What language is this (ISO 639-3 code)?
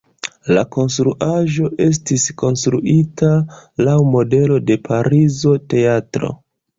epo